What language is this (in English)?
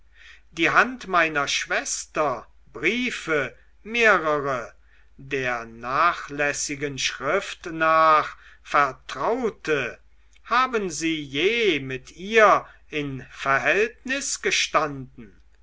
German